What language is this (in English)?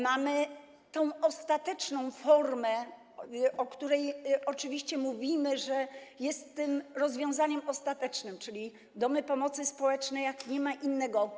Polish